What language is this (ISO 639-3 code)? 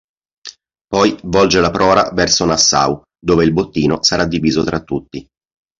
ita